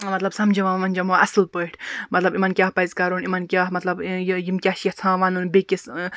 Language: Kashmiri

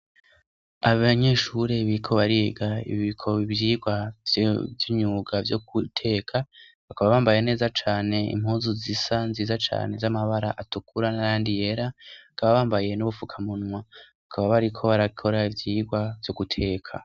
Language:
Rundi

